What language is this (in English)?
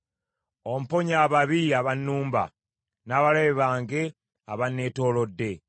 Ganda